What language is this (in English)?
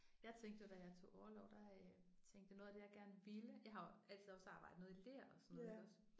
Danish